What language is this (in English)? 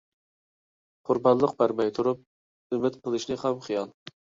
Uyghur